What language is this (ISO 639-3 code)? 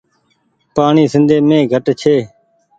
gig